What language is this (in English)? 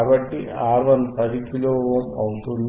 Telugu